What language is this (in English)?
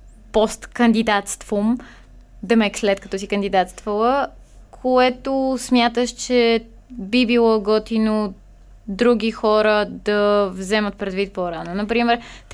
Bulgarian